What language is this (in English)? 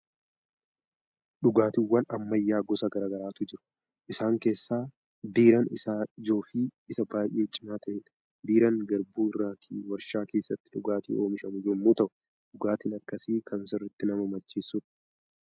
Oromo